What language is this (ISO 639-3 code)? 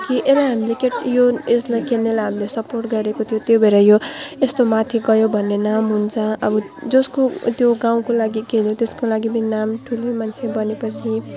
nep